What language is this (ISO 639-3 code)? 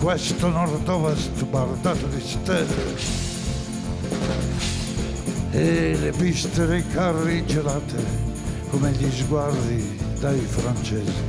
ita